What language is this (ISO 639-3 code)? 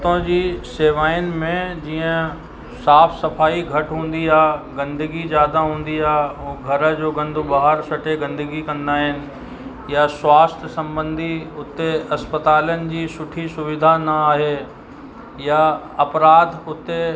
snd